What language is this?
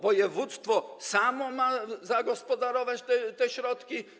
Polish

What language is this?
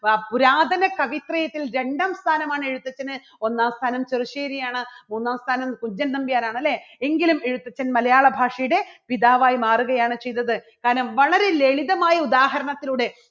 Malayalam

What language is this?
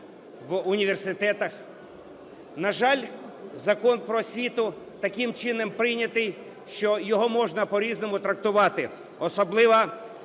Ukrainian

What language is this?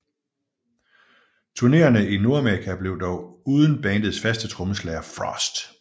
Danish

